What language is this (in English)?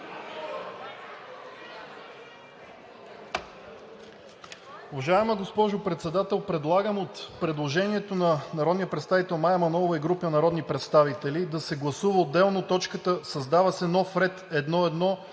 Bulgarian